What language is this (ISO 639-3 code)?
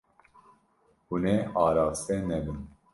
kur